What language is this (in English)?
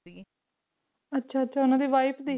Punjabi